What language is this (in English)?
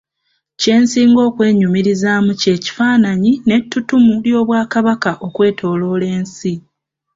Ganda